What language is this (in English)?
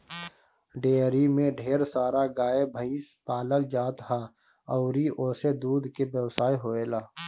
Bhojpuri